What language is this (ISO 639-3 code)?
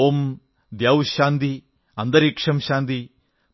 mal